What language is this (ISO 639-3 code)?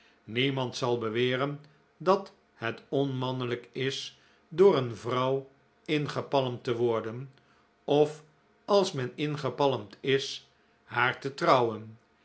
nld